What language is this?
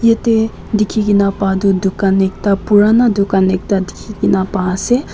Naga Pidgin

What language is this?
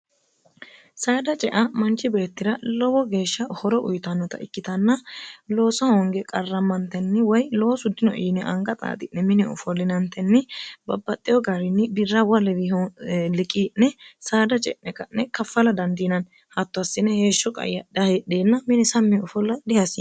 Sidamo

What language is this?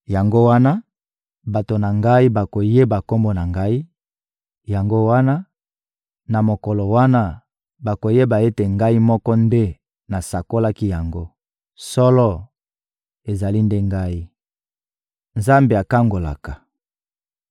Lingala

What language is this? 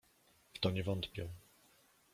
Polish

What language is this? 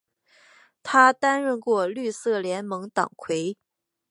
Chinese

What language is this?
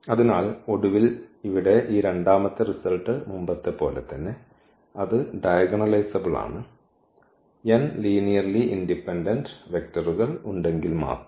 Malayalam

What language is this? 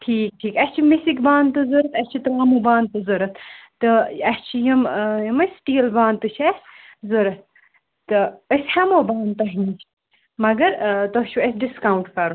Kashmiri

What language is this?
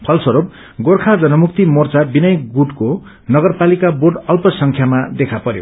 Nepali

